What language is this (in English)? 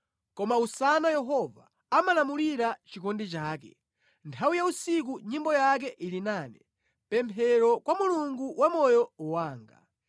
Nyanja